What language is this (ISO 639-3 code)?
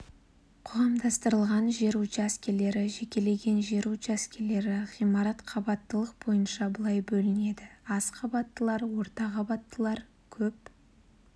kaz